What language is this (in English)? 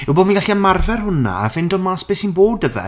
Welsh